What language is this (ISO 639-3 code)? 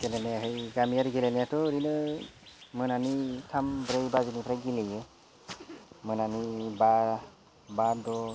brx